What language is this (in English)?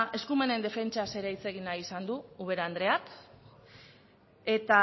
Basque